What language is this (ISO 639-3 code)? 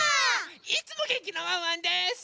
jpn